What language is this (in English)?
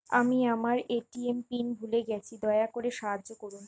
Bangla